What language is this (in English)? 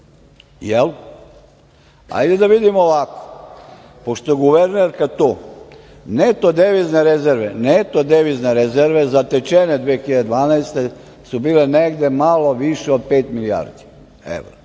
Serbian